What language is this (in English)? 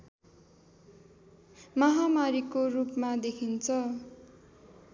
Nepali